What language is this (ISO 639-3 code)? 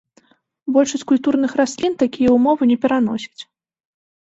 bel